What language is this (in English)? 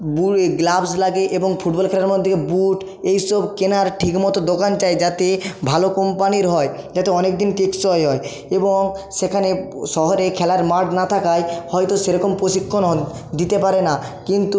Bangla